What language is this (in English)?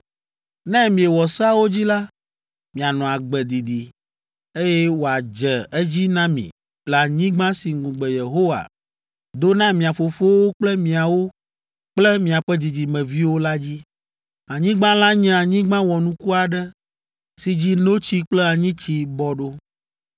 Ewe